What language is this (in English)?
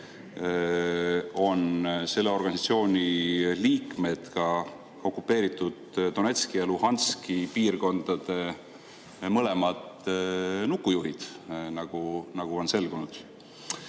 Estonian